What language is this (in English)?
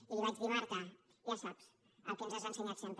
Catalan